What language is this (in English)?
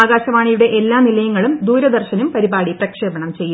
Malayalam